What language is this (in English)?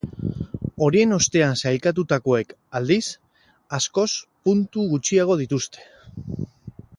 Basque